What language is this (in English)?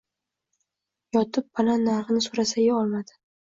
Uzbek